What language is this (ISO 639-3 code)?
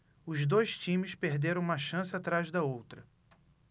por